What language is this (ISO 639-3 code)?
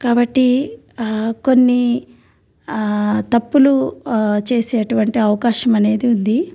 tel